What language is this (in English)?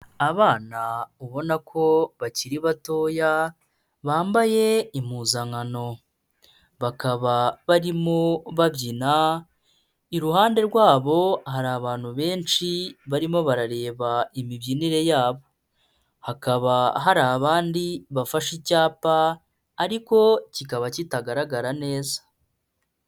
Kinyarwanda